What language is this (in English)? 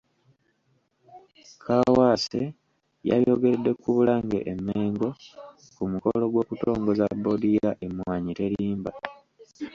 Ganda